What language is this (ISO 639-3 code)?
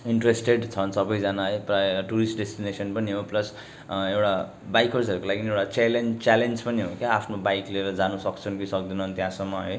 nep